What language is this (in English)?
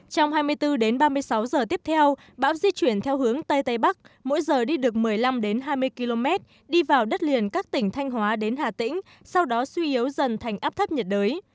Vietnamese